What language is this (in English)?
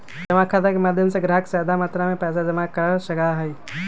Magahi